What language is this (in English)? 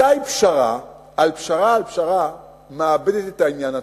Hebrew